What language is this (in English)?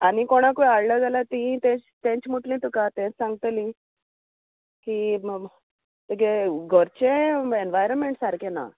Konkani